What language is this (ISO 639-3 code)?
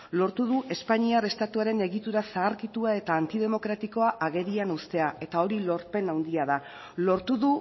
eus